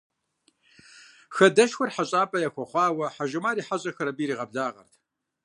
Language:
Kabardian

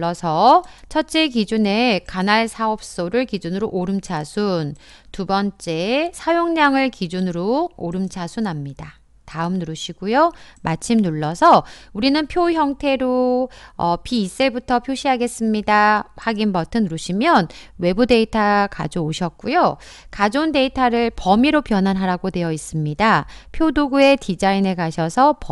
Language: Korean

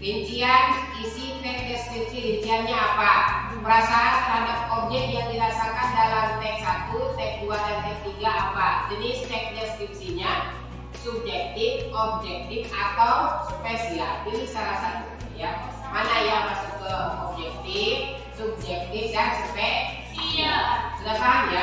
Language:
Indonesian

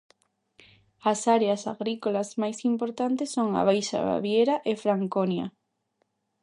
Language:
Galician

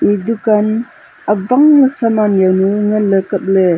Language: Wancho Naga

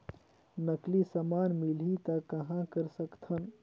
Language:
Chhattisgarhi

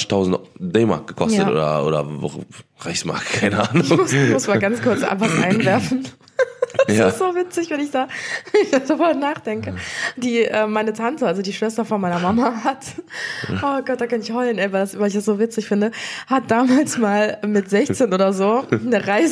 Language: German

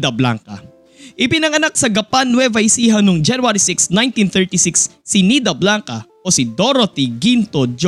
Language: Filipino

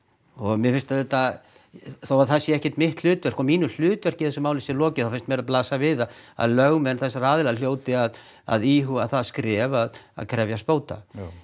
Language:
Icelandic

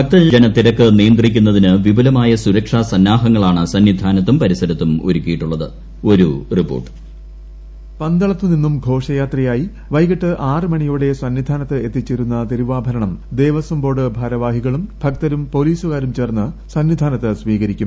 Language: Malayalam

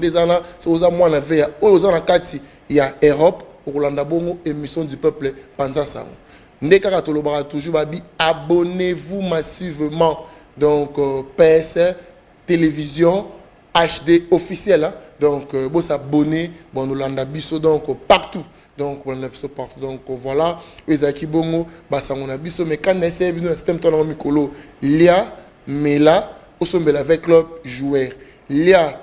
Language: French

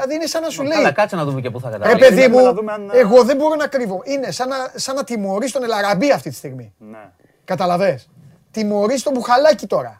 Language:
Greek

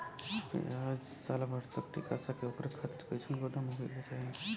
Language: Bhojpuri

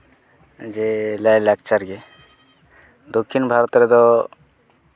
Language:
Santali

